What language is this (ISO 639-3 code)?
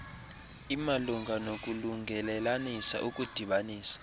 xho